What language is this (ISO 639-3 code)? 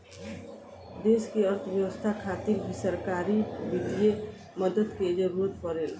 bho